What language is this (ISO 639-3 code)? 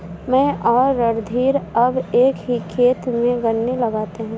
hin